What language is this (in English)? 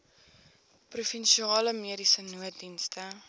Afrikaans